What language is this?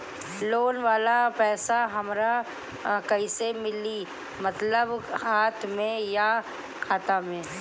Bhojpuri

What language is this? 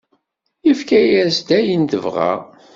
Kabyle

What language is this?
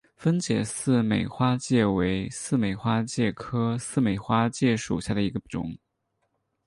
Chinese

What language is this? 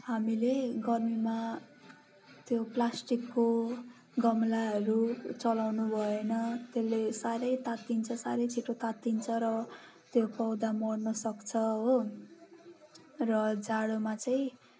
Nepali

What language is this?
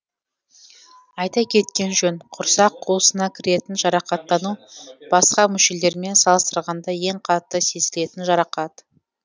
Kazakh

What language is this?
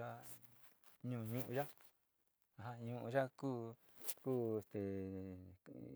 Sinicahua Mixtec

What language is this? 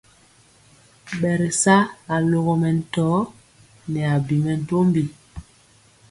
Mpiemo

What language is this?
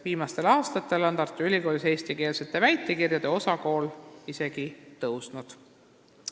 Estonian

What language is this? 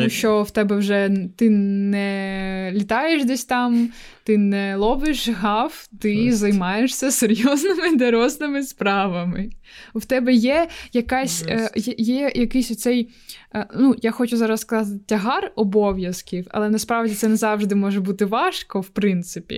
Ukrainian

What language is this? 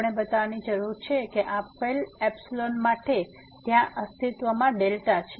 Gujarati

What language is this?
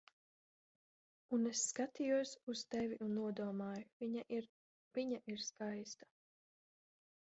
Latvian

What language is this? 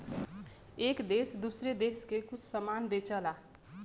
Bhojpuri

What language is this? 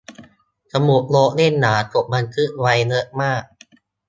Thai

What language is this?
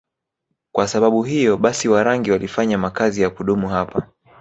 Swahili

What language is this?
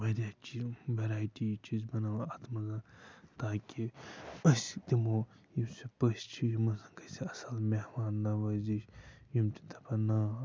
Kashmiri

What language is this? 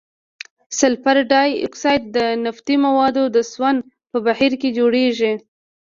Pashto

